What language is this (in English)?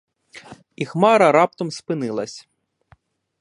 Ukrainian